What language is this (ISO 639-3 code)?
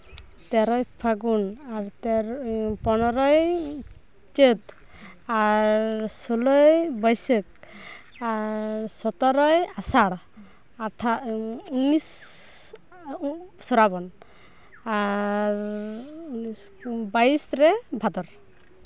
sat